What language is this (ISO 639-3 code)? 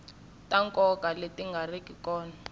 tso